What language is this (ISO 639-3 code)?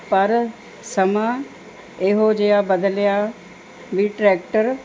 pan